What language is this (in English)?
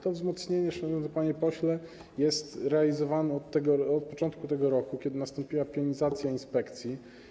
Polish